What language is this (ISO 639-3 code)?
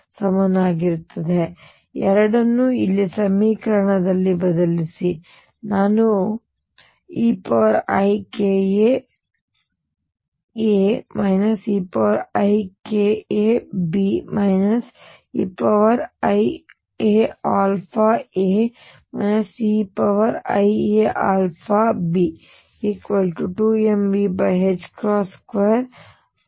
kan